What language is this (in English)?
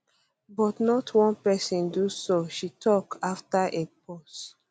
Nigerian Pidgin